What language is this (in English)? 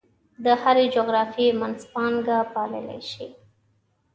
Pashto